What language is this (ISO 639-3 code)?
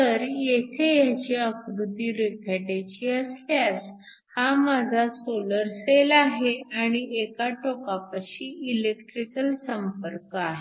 mar